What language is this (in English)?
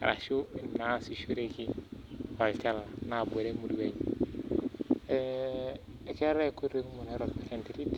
Masai